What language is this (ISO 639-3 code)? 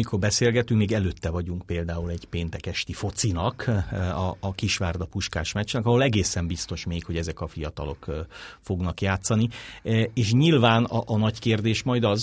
hun